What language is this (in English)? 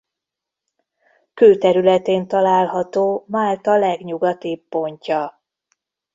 Hungarian